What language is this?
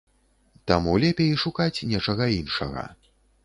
Belarusian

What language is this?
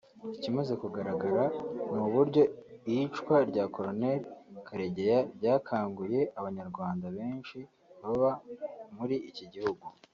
Kinyarwanda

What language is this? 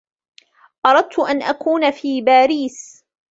Arabic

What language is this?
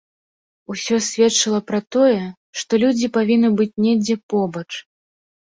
Belarusian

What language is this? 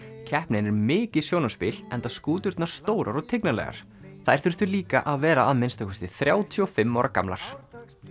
Icelandic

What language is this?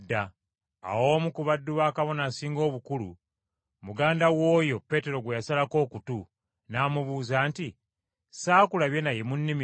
Ganda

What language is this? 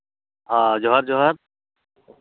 Santali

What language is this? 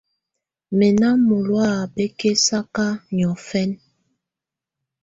Tunen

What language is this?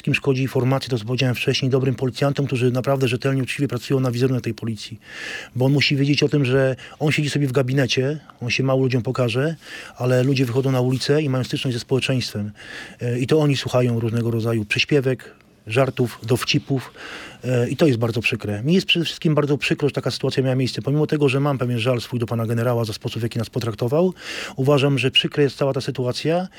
Polish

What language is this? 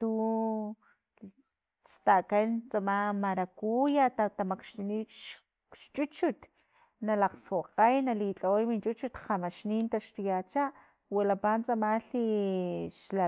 Filomena Mata-Coahuitlán Totonac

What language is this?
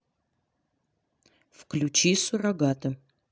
Russian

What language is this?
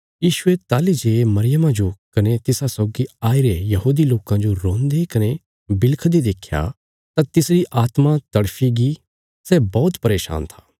Bilaspuri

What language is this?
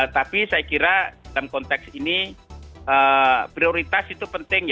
Indonesian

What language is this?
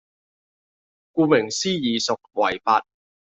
Cantonese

